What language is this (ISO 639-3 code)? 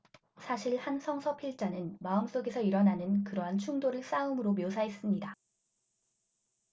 kor